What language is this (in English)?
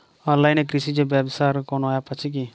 Bangla